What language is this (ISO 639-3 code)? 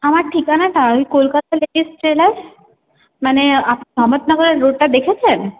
ben